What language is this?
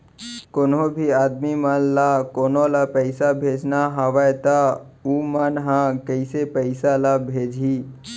Chhattisgarhi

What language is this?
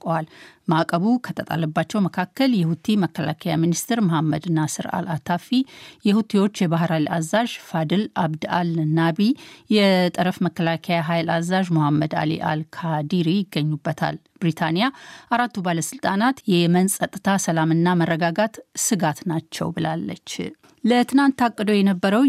Amharic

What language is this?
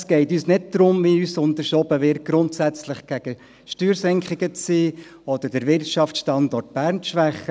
Swiss German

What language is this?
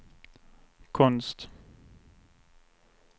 Swedish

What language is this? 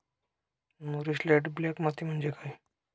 Marathi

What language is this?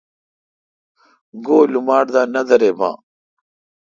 Kalkoti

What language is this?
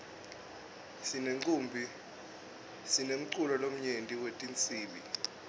Swati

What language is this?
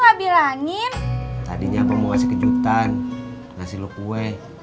Indonesian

